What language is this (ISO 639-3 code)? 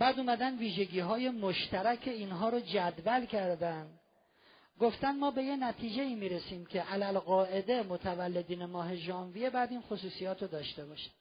fas